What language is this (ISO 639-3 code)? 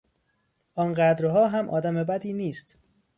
fas